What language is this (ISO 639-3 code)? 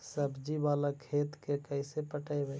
mag